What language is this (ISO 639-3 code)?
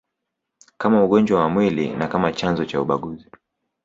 swa